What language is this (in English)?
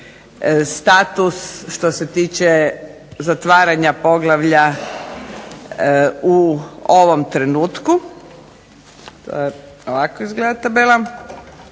Croatian